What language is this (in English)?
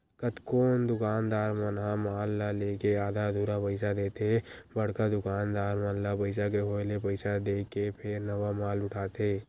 Chhattisgarhi